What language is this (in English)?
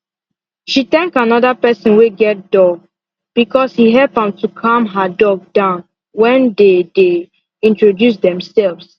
Nigerian Pidgin